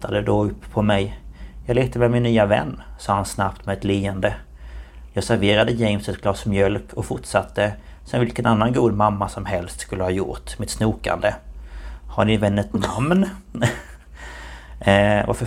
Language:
Swedish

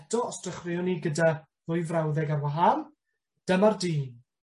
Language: Welsh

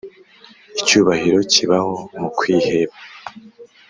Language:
Kinyarwanda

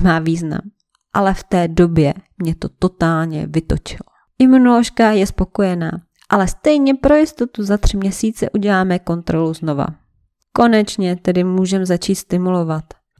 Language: Czech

